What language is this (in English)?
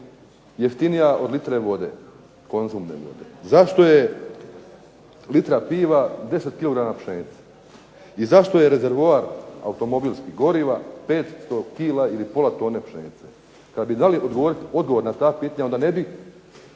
Croatian